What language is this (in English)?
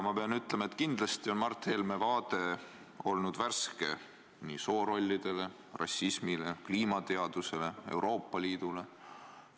Estonian